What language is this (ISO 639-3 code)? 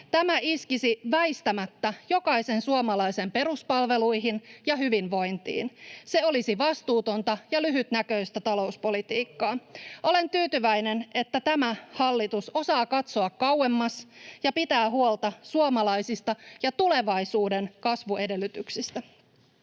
fin